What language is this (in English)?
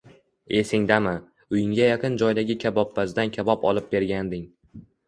Uzbek